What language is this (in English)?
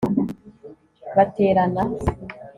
Kinyarwanda